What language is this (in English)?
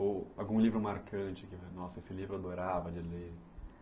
Portuguese